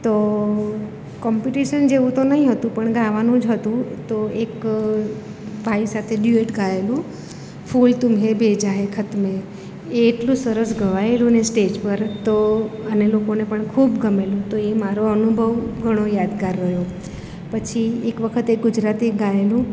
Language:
Gujarati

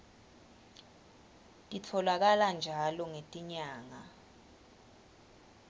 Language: Swati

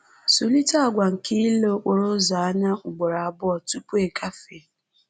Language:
Igbo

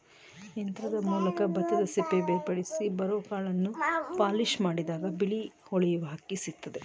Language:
Kannada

